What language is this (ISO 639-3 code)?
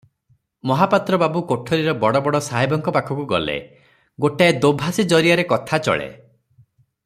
ori